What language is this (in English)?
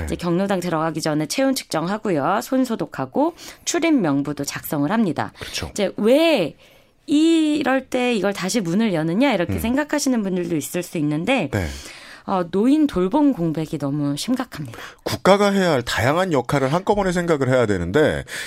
Korean